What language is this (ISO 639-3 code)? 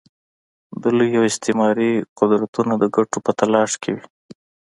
pus